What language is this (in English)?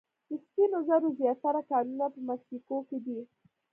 Pashto